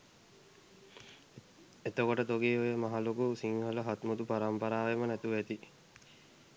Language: Sinhala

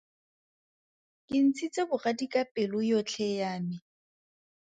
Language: Tswana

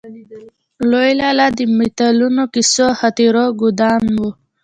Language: Pashto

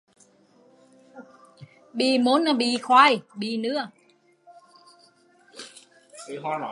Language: Vietnamese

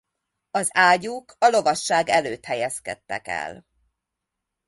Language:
Hungarian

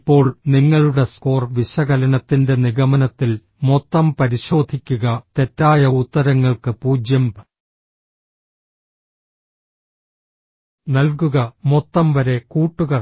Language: Malayalam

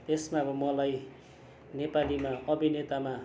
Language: Nepali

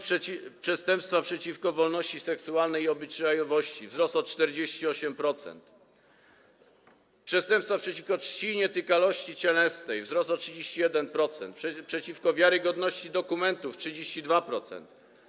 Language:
Polish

